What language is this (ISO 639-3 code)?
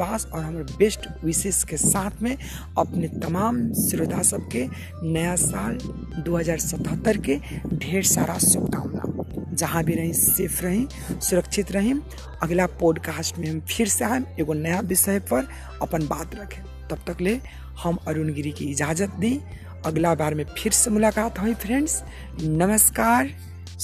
hin